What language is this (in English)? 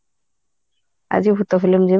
Odia